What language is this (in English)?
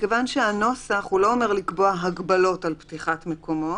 Hebrew